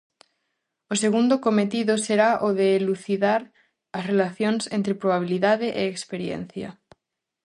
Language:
Galician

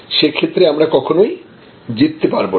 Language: Bangla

